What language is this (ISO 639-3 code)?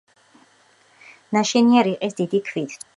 kat